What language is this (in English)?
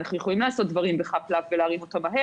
Hebrew